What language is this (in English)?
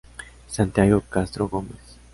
Spanish